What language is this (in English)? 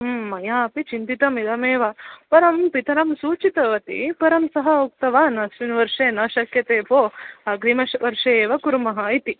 Sanskrit